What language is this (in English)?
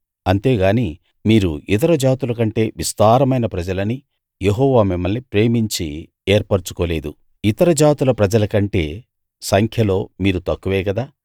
Telugu